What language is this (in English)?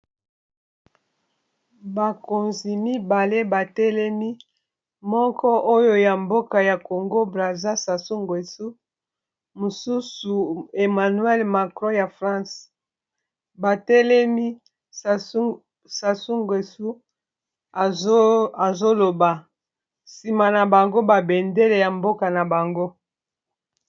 Lingala